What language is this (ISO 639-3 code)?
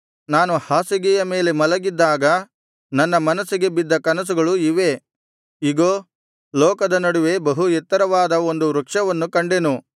kan